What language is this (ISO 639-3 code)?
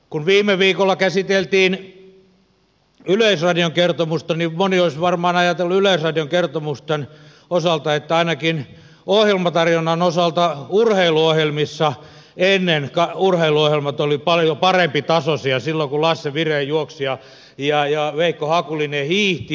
fin